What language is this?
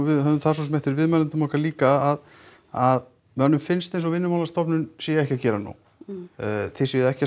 Icelandic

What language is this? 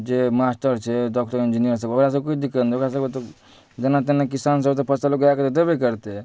Maithili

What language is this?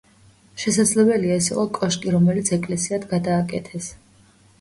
Georgian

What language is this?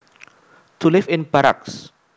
Javanese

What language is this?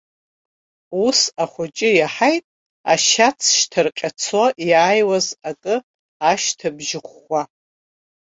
Abkhazian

